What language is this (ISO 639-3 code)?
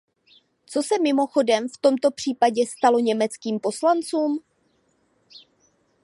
ces